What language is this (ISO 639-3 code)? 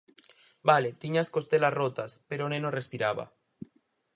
glg